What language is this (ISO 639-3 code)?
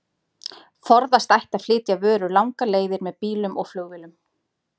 isl